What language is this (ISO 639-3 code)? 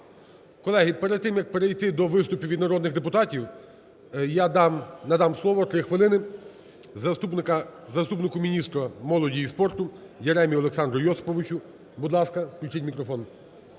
ukr